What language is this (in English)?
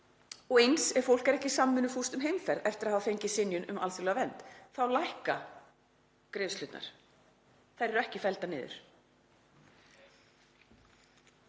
Icelandic